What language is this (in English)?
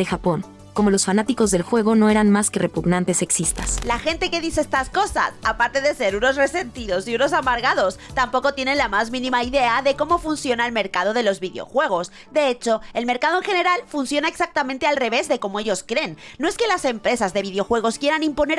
Spanish